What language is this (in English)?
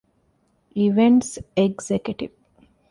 Divehi